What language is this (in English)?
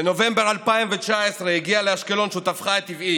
Hebrew